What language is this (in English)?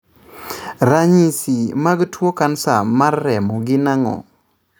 Luo (Kenya and Tanzania)